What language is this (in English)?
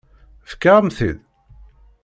Kabyle